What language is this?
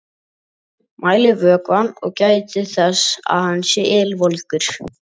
Icelandic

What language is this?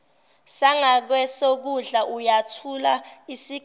Zulu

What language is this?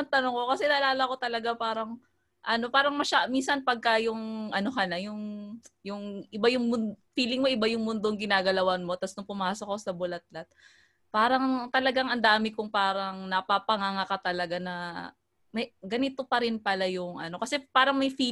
Filipino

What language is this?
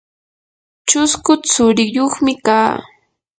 Yanahuanca Pasco Quechua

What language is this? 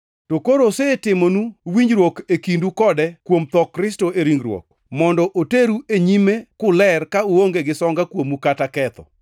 Luo (Kenya and Tanzania)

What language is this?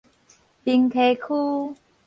Min Nan Chinese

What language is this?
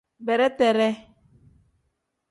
Tem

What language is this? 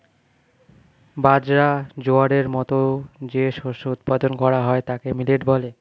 Bangla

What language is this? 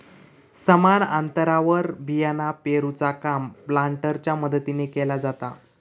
Marathi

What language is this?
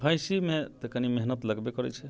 Maithili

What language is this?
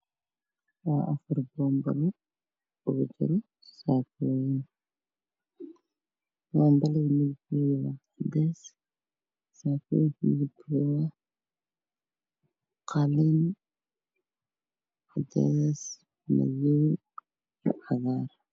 Somali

